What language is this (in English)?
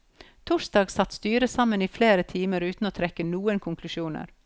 Norwegian